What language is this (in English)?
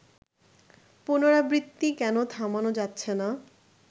Bangla